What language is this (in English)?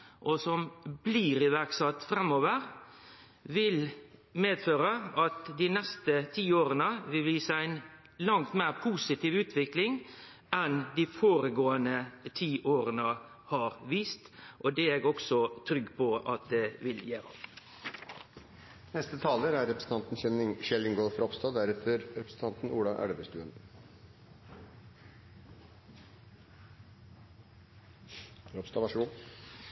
Norwegian Nynorsk